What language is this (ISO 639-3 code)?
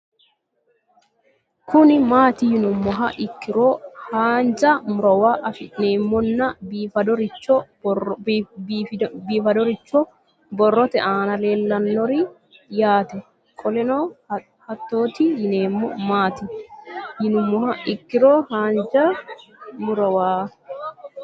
sid